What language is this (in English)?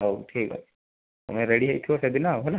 Odia